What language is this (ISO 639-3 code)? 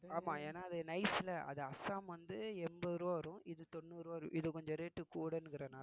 tam